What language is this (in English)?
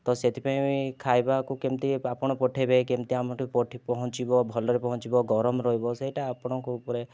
Odia